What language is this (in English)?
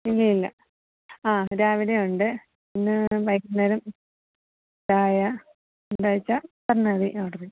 Malayalam